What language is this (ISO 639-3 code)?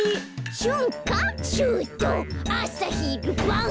jpn